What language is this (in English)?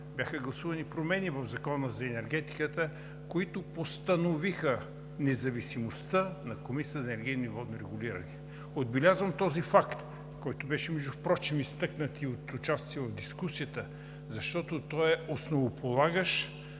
Bulgarian